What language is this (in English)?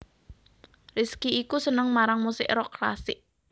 Javanese